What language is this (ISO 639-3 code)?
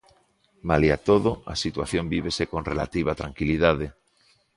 glg